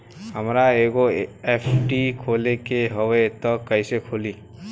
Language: Bhojpuri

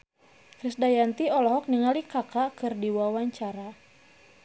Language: Sundanese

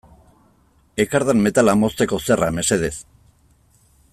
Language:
Basque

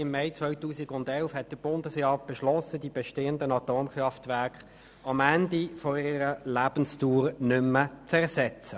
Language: Swiss German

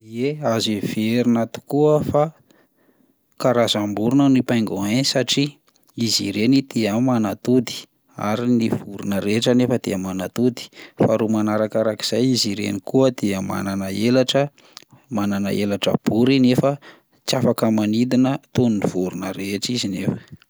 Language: Malagasy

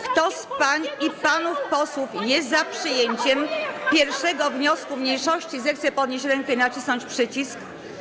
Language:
Polish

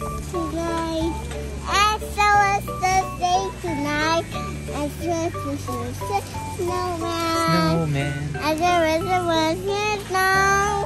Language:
Korean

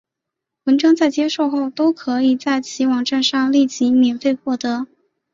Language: Chinese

